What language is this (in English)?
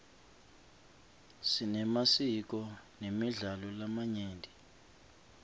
Swati